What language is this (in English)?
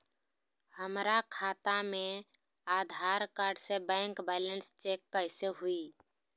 Magahi